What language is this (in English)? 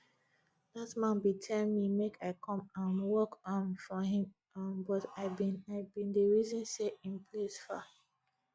Nigerian Pidgin